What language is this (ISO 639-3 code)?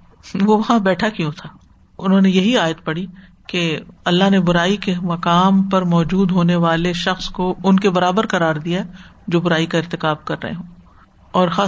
urd